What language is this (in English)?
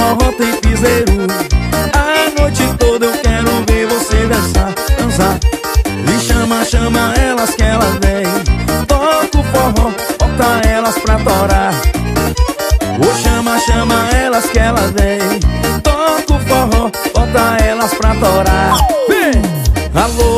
Portuguese